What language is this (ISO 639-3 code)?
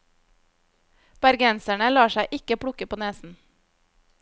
nor